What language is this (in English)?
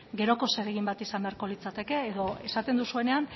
Basque